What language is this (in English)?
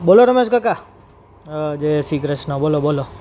Gujarati